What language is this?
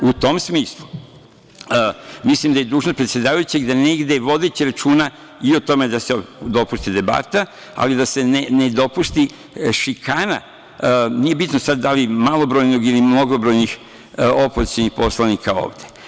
Serbian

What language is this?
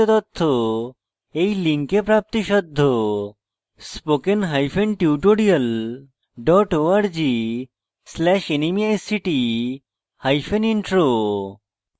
Bangla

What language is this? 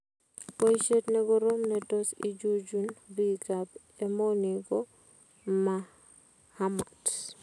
Kalenjin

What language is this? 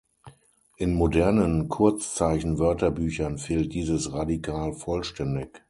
German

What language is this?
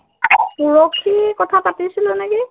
Assamese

